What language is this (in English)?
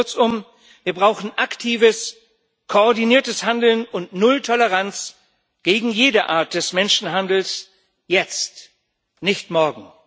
German